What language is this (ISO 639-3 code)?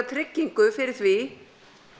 isl